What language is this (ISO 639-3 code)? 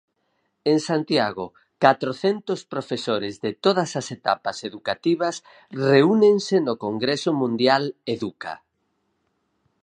glg